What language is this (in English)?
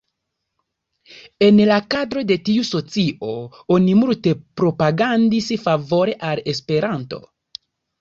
Esperanto